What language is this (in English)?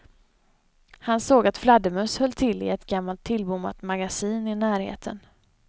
Swedish